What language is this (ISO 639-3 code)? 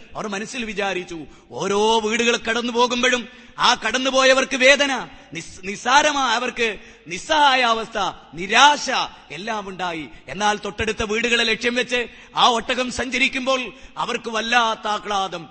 mal